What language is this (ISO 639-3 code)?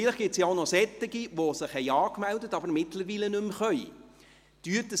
gsw